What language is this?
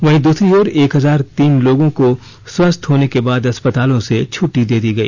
Hindi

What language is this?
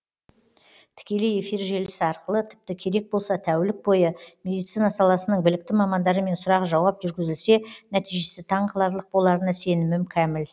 Kazakh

